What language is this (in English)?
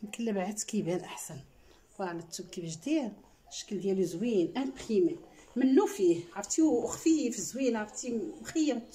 Arabic